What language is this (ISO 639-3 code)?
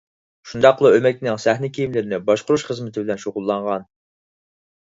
uig